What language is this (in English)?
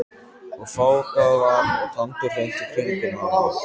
Icelandic